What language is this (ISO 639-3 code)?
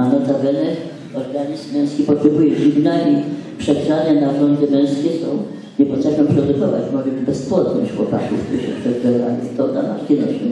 pol